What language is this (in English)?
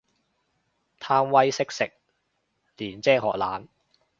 Cantonese